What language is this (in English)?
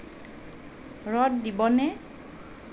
Assamese